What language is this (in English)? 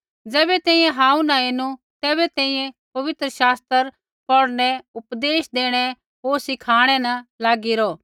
Kullu Pahari